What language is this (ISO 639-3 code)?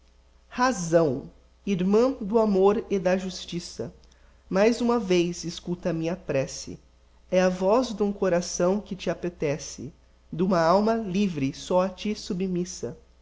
por